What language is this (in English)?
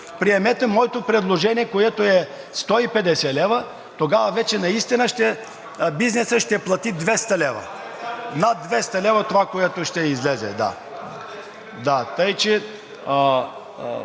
Bulgarian